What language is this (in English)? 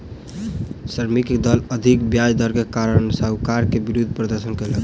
Maithili